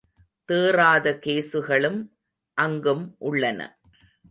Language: Tamil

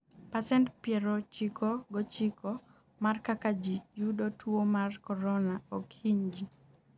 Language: Luo (Kenya and Tanzania)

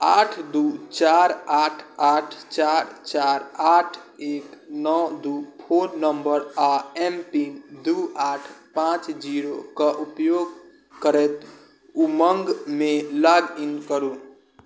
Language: Maithili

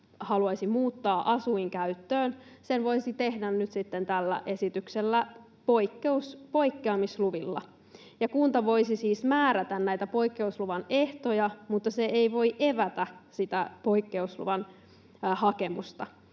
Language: Finnish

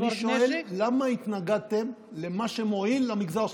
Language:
Hebrew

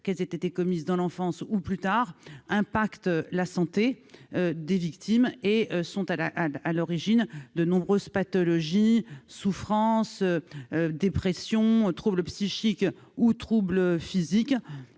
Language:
French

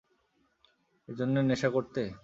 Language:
Bangla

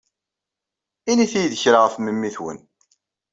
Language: Kabyle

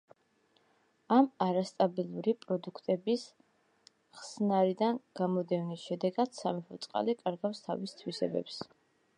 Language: Georgian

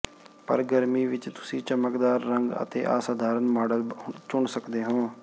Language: Punjabi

